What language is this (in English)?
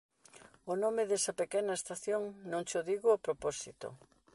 Galician